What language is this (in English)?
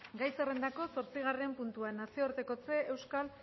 Basque